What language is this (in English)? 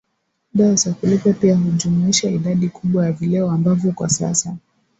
Swahili